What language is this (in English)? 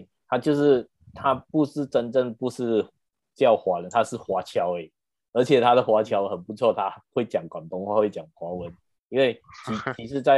Chinese